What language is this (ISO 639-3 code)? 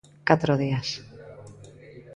glg